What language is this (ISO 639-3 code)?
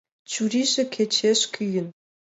chm